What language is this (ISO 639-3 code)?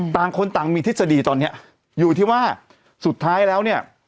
tha